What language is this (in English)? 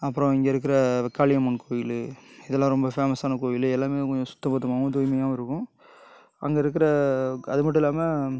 Tamil